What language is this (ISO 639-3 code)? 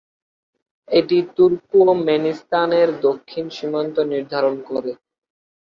ben